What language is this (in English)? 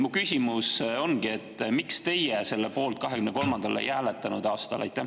Estonian